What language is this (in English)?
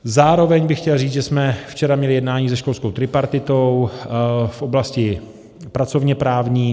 Czech